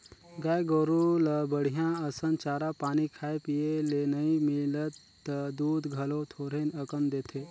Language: Chhattisgarhi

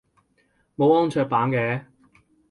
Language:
Cantonese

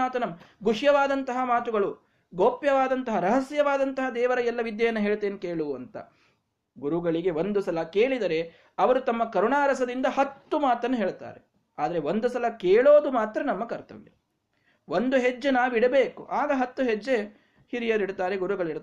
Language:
Kannada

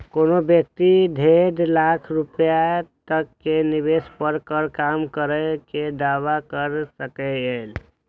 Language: Maithili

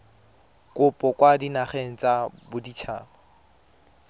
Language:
Tswana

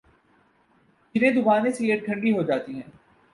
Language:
Urdu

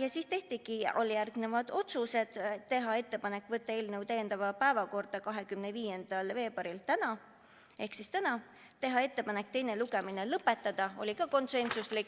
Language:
Estonian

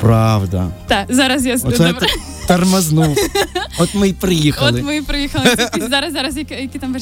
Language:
Ukrainian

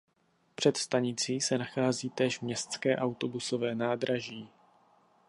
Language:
Czech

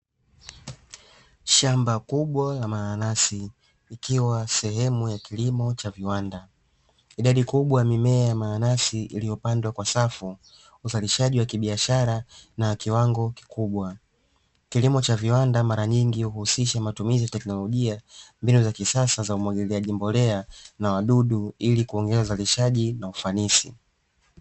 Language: Swahili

